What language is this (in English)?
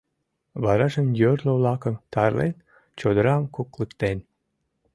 Mari